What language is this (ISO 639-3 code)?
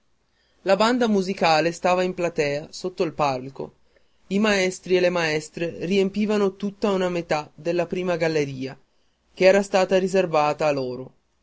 ita